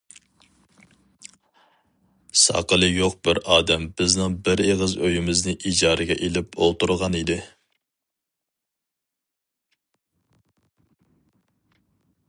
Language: Uyghur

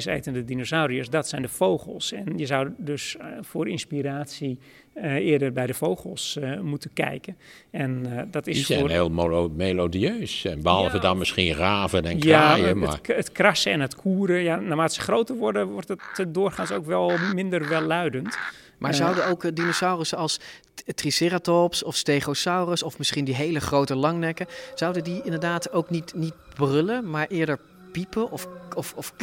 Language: Dutch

